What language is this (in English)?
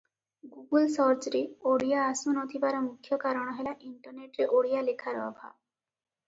Odia